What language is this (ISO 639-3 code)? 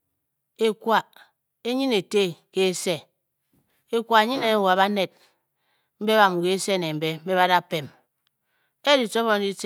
bky